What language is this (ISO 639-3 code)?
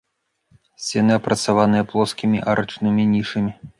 bel